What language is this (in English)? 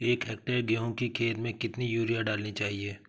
Hindi